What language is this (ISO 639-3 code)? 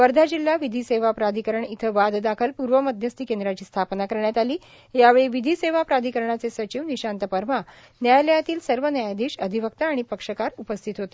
mar